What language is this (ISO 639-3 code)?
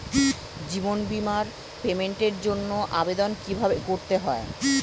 ben